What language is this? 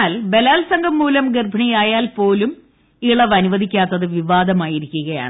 Malayalam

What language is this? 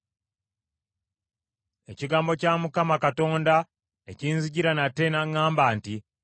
Ganda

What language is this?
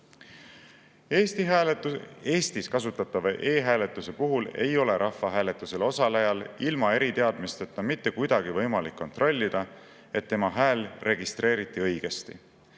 Estonian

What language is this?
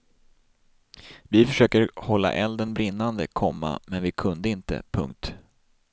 Swedish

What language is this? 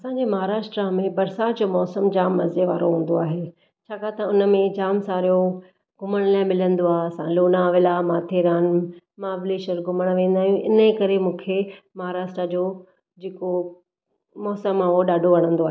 Sindhi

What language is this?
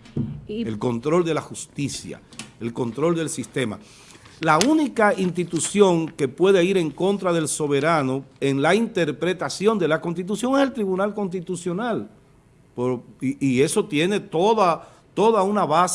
Spanish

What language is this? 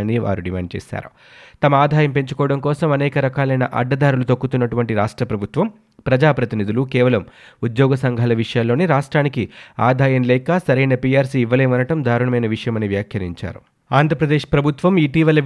Telugu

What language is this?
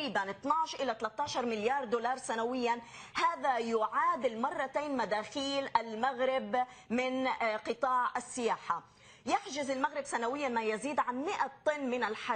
Arabic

